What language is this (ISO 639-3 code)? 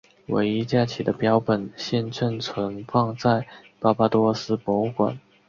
zho